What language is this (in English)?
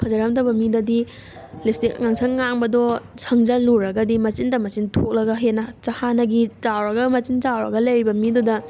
Manipuri